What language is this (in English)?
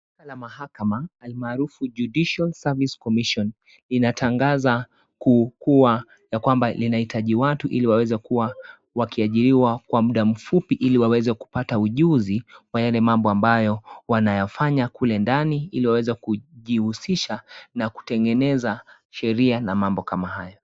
Swahili